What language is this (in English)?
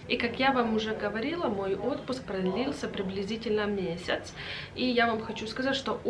Russian